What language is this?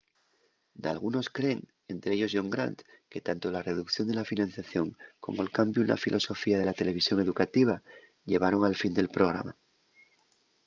Asturian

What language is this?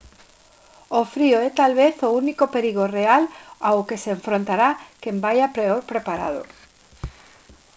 Galician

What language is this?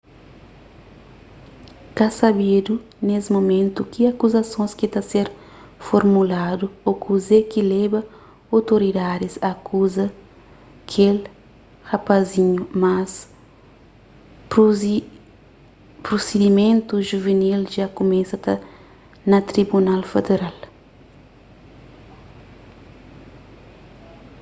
Kabuverdianu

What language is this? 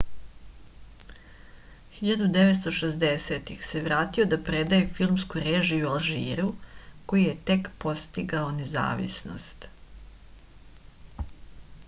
Serbian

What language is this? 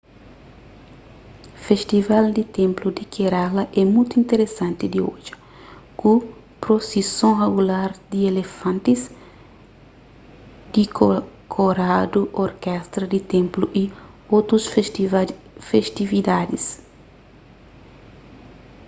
Kabuverdianu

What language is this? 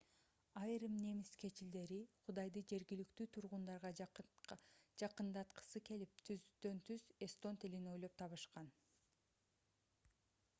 Kyrgyz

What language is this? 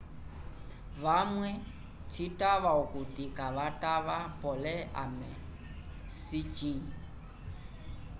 Umbundu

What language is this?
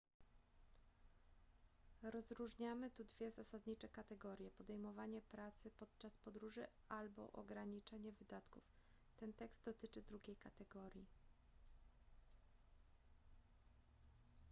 Polish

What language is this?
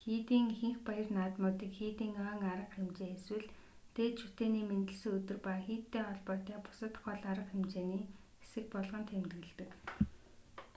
Mongolian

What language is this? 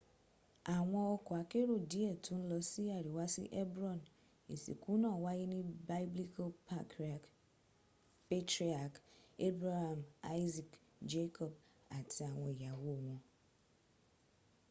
Yoruba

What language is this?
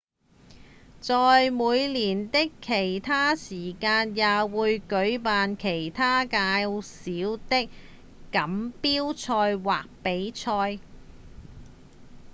Cantonese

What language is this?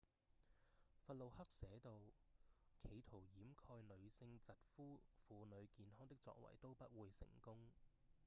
Cantonese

